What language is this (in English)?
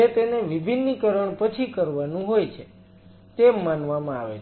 Gujarati